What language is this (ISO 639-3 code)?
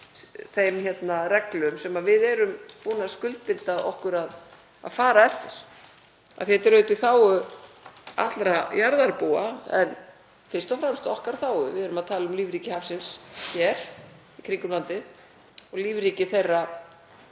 isl